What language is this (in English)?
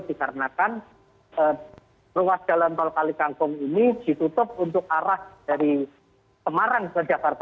Indonesian